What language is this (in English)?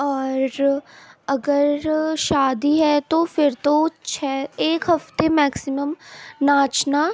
Urdu